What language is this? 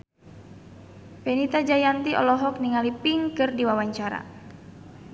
Sundanese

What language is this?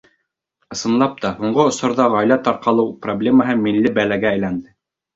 Bashkir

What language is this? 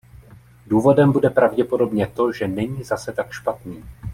Czech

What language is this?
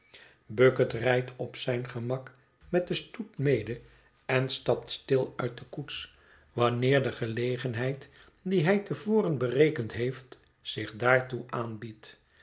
Dutch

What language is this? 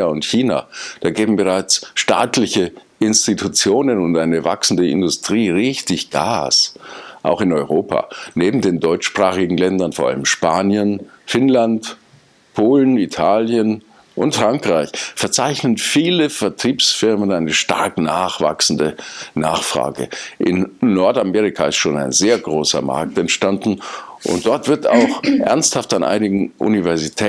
German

